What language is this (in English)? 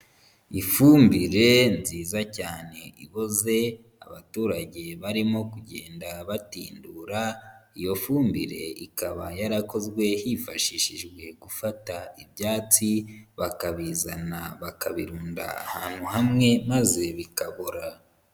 Kinyarwanda